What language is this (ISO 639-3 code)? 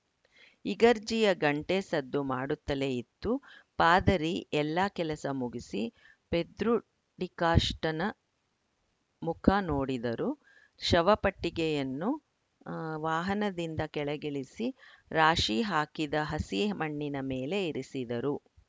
kan